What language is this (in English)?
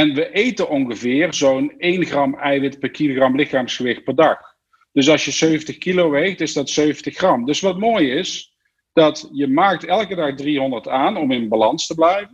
Dutch